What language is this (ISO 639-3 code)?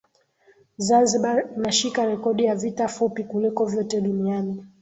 swa